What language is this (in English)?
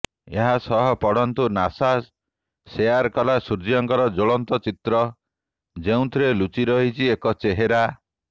Odia